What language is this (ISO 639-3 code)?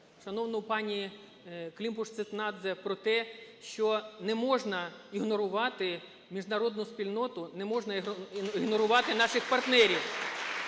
ukr